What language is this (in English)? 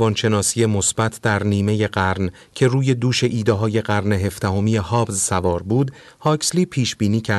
Persian